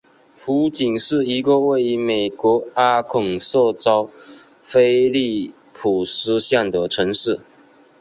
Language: Chinese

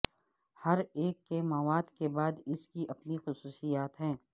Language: Urdu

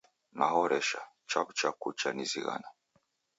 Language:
Taita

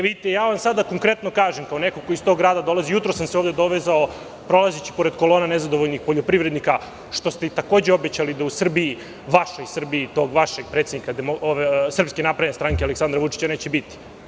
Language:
Serbian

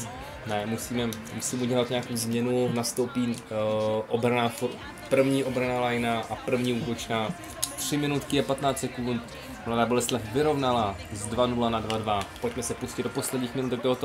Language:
Czech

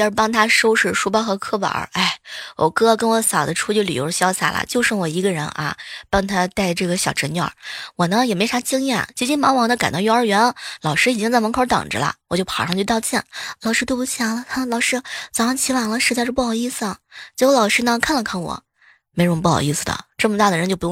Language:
Chinese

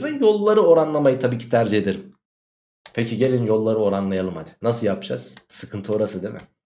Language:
Turkish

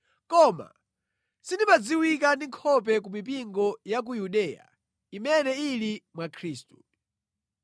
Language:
Nyanja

